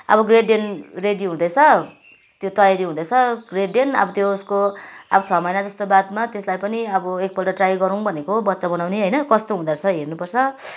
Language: Nepali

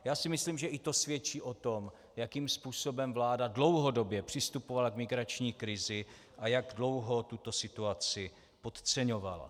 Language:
Czech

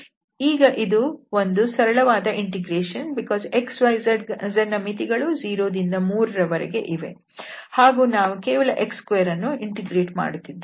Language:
Kannada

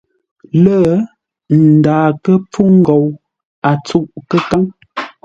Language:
Ngombale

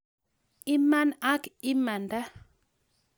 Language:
Kalenjin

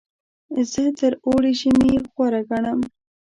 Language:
Pashto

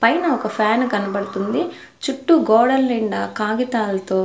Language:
Telugu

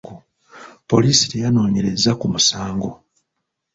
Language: Ganda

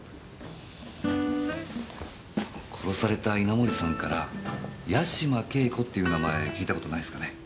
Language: Japanese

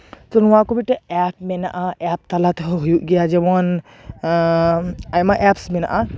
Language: Santali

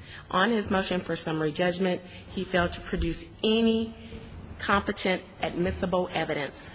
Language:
English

